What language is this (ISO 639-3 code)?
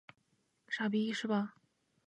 zho